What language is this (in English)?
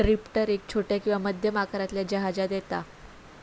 Marathi